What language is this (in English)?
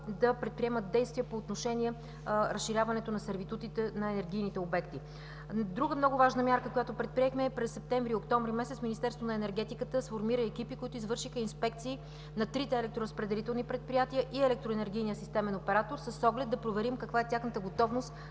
Bulgarian